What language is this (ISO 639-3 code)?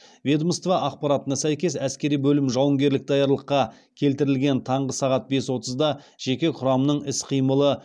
kaz